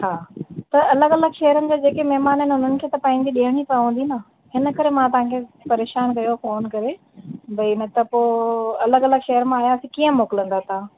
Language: Sindhi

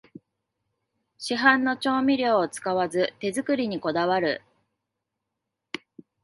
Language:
Japanese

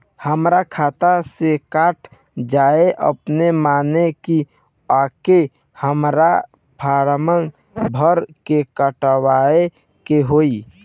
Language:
Bhojpuri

